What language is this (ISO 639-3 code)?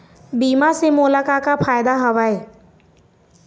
hne